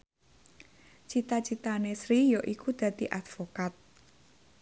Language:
Javanese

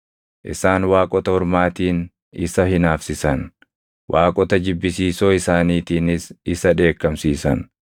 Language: Oromo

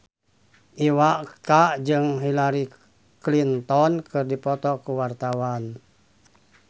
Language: Sundanese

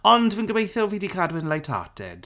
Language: Welsh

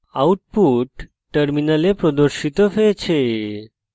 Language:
Bangla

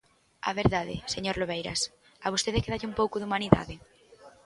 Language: Galician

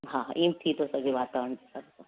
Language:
Sindhi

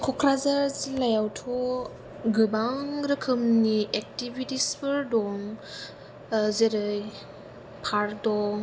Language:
Bodo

